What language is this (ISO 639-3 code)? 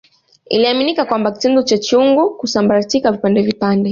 swa